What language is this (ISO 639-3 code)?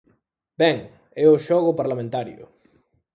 glg